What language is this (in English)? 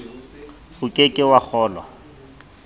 Southern Sotho